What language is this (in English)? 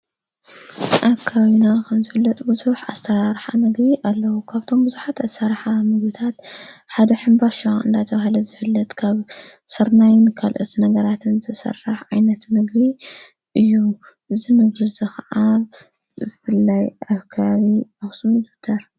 Tigrinya